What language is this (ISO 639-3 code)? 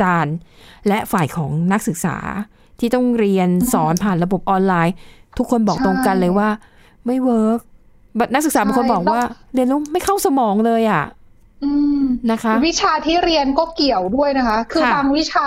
tha